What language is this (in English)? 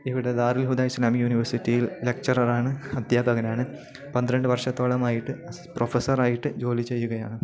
Malayalam